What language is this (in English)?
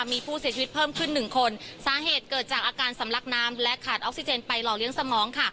Thai